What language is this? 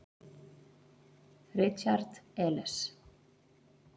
Icelandic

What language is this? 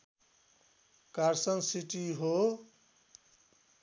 Nepali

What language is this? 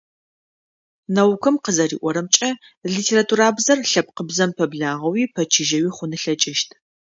Adyghe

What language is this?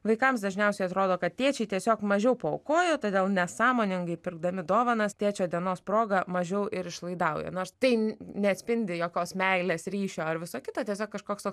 Lithuanian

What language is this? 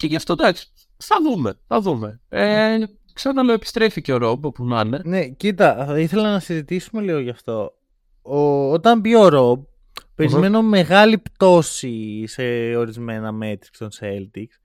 Greek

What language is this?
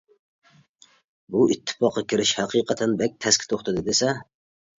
Uyghur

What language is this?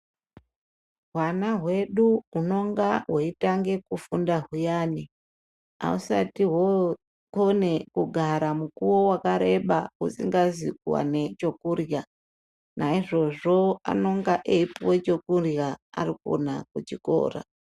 Ndau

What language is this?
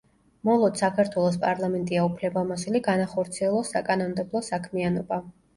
Georgian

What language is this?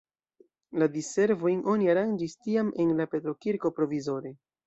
Esperanto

